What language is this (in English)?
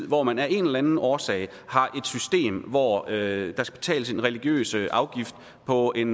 Danish